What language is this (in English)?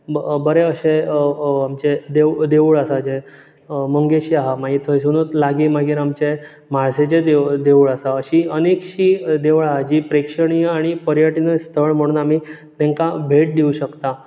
Konkani